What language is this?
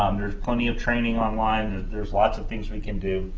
English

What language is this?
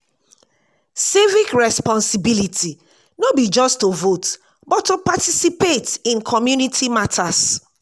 Nigerian Pidgin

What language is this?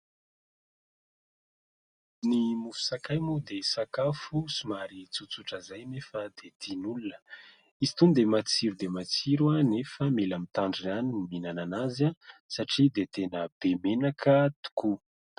Malagasy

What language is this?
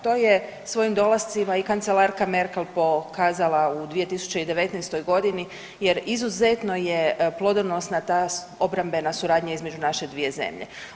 Croatian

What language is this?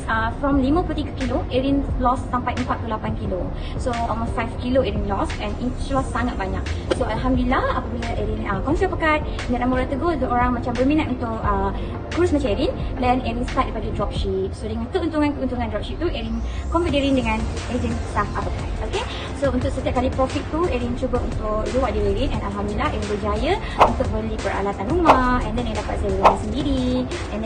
Malay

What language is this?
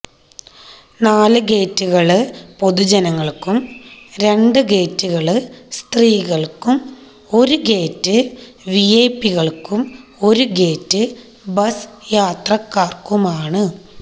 Malayalam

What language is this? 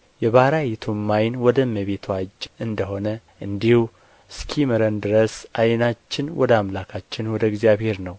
Amharic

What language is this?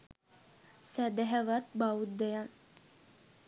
Sinhala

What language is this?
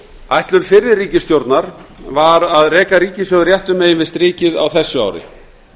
Icelandic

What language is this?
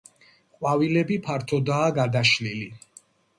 Georgian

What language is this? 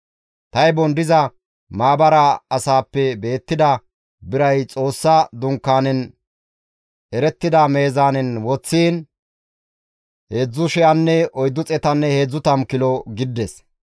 Gamo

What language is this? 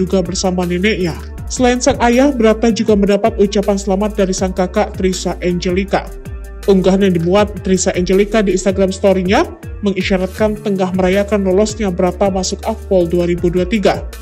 Indonesian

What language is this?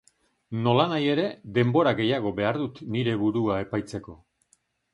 Basque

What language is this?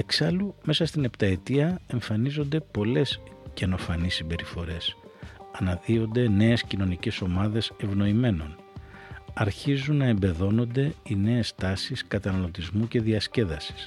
Greek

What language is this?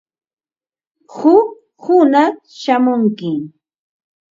Ambo-Pasco Quechua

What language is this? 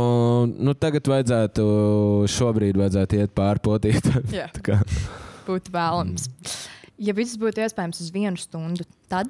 Latvian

